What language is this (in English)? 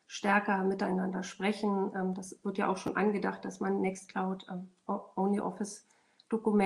German